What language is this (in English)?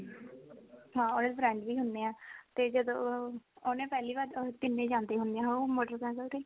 Punjabi